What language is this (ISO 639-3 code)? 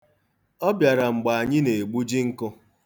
ibo